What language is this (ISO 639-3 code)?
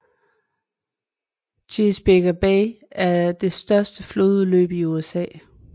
dan